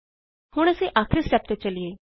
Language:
Punjabi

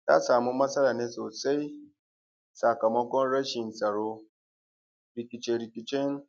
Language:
Hausa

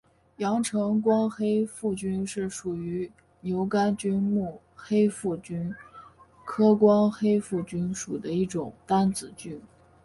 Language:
Chinese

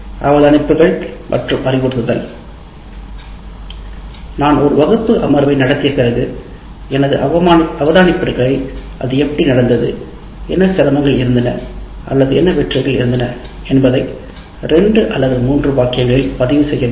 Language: Tamil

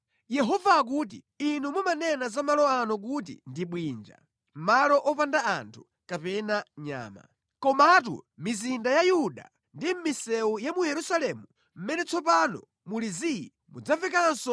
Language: Nyanja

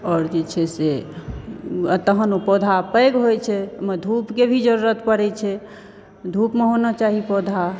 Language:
Maithili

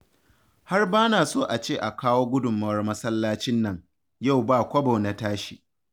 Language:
Hausa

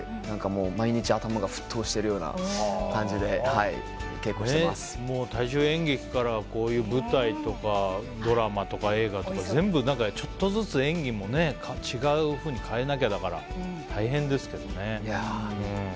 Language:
Japanese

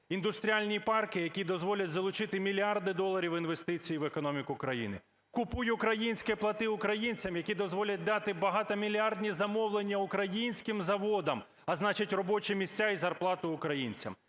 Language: Ukrainian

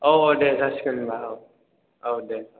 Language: Bodo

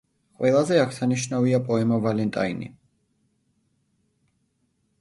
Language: Georgian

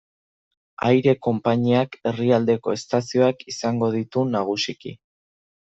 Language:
Basque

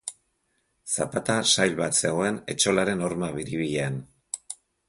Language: Basque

